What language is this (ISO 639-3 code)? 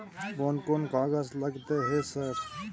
mai